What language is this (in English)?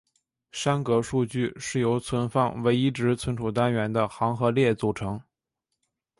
Chinese